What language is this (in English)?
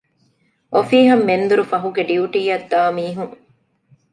Divehi